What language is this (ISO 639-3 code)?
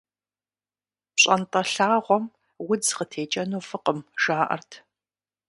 kbd